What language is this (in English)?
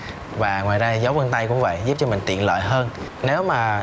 Vietnamese